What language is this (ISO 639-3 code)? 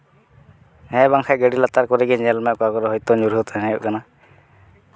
sat